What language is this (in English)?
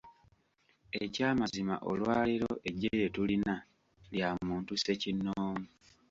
Ganda